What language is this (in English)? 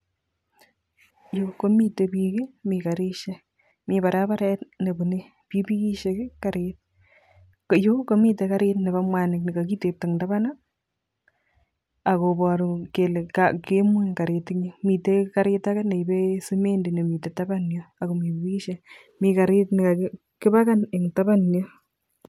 Kalenjin